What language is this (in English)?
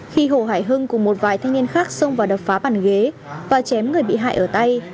Vietnamese